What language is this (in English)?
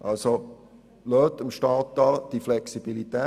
Swiss German